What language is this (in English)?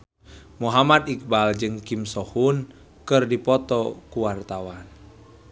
Sundanese